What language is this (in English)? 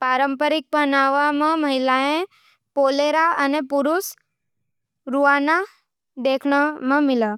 Nimadi